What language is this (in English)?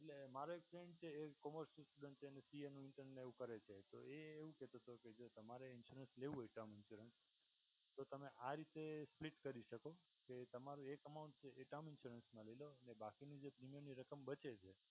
Gujarati